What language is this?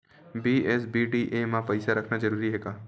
Chhattisgarhi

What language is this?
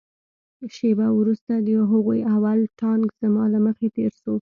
Pashto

